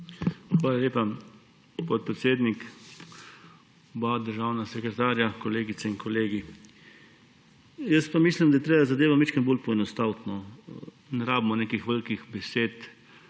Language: Slovenian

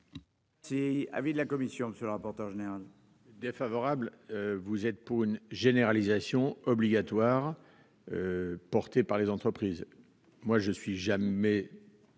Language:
French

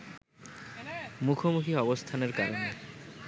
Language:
Bangla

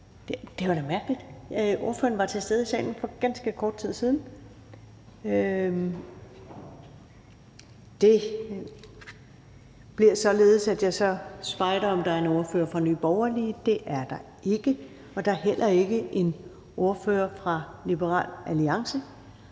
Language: Danish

